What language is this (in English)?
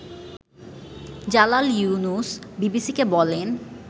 Bangla